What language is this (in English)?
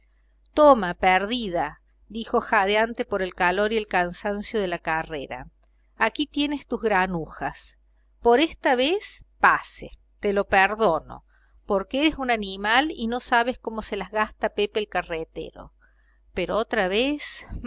Spanish